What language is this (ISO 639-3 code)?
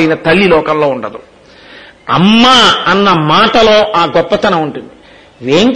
tel